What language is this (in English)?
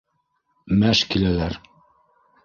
Bashkir